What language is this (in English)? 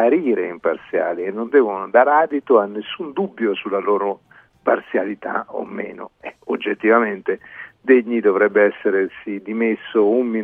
Italian